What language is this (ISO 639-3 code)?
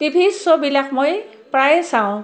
asm